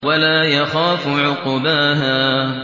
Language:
Arabic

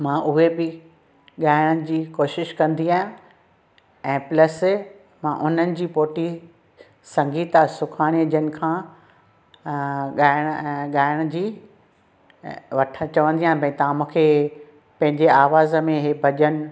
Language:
Sindhi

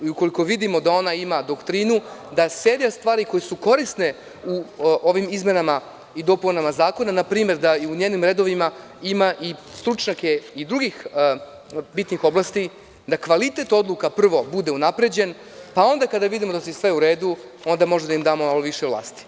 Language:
Serbian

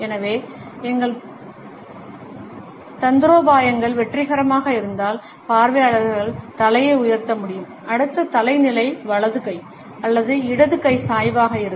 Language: Tamil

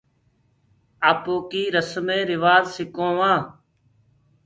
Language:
Gurgula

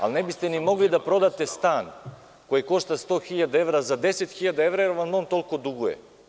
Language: Serbian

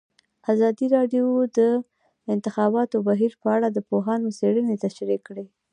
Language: Pashto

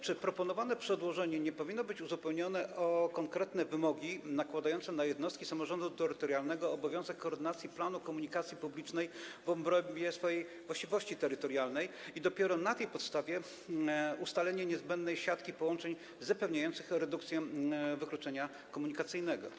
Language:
Polish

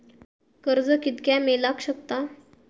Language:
Marathi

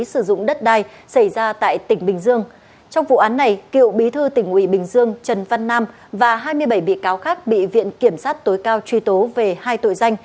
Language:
Vietnamese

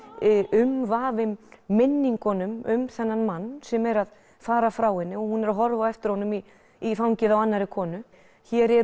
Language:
Icelandic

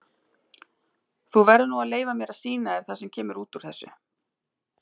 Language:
Icelandic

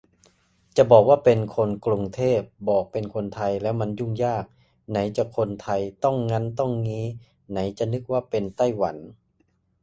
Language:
Thai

